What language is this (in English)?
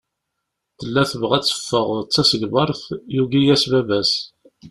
Kabyle